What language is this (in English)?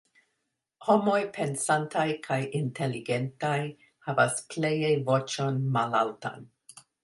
Esperanto